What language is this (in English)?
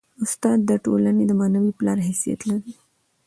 Pashto